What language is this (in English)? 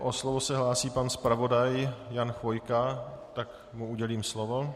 Czech